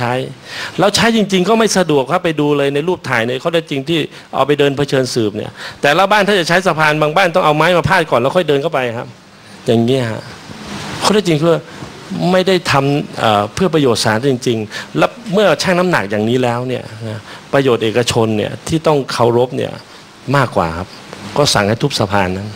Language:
Thai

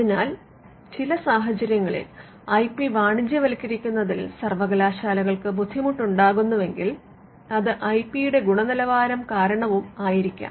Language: Malayalam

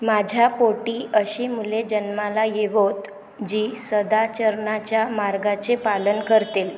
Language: Marathi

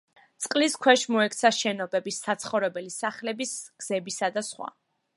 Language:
Georgian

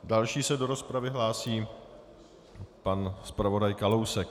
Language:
Czech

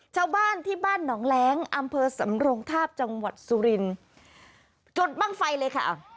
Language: Thai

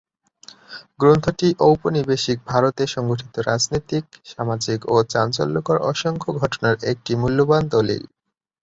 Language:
Bangla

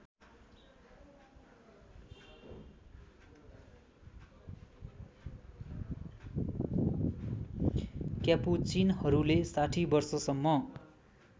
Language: Nepali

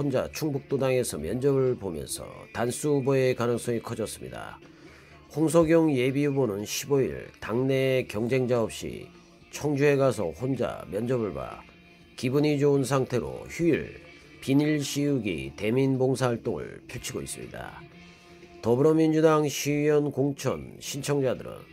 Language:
Korean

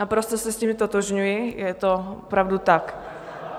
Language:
Czech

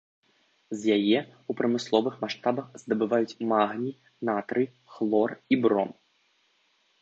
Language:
Belarusian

